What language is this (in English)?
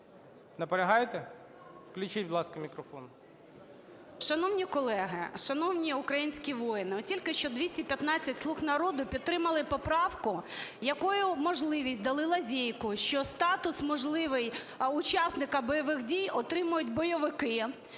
Ukrainian